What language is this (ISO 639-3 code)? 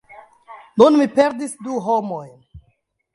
epo